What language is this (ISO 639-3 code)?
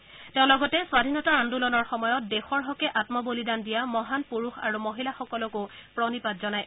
asm